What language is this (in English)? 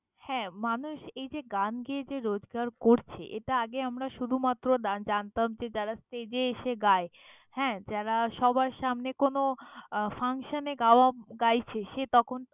Bangla